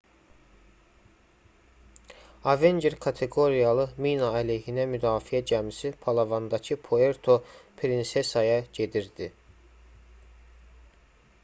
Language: Azerbaijani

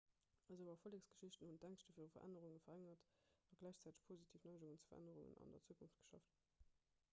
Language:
Luxembourgish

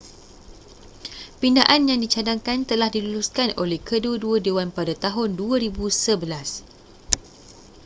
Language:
Malay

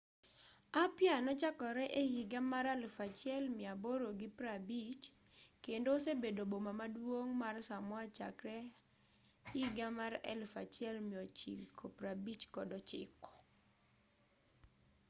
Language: Luo (Kenya and Tanzania)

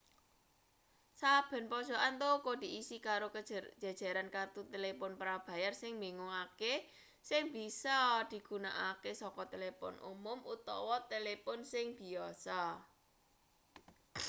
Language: Javanese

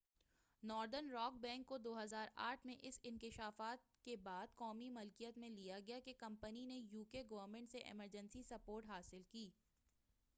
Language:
Urdu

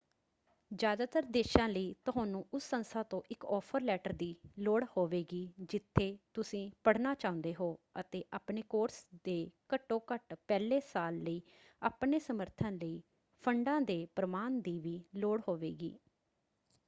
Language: Punjabi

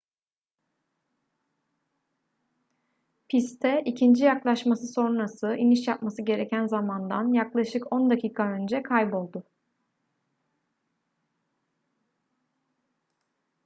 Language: Turkish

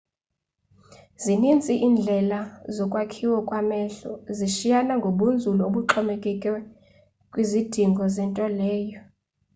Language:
Xhosa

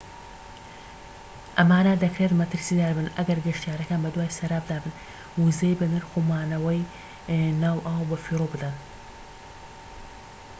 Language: Central Kurdish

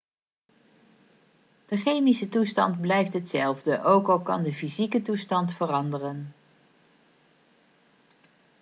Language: Dutch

